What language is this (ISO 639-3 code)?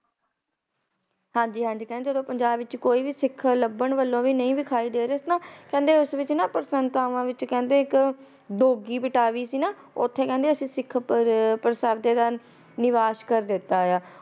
pan